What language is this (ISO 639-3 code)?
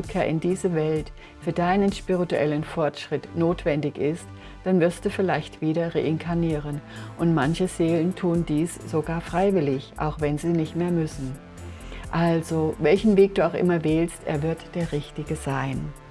deu